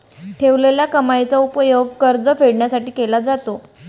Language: Marathi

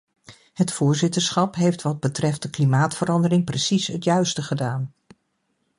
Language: Dutch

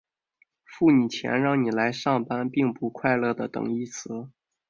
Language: Chinese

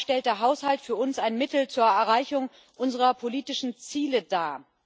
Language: German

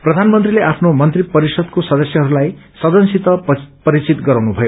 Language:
Nepali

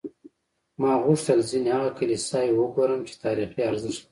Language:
Pashto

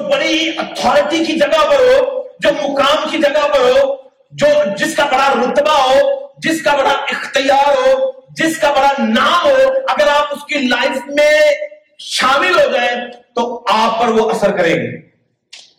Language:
Urdu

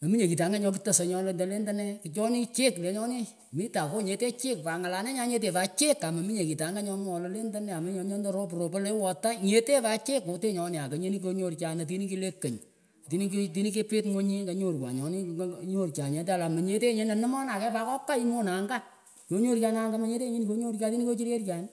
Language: Pökoot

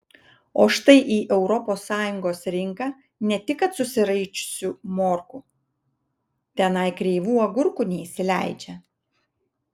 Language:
Lithuanian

